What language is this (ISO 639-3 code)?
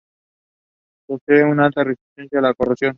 spa